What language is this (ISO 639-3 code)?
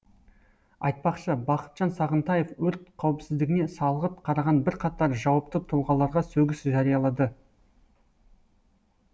kaz